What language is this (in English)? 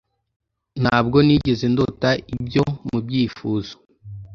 Kinyarwanda